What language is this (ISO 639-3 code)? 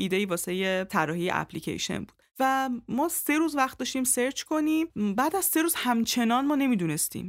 fas